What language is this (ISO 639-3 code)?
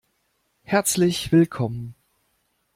deu